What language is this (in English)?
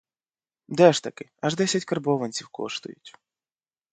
Ukrainian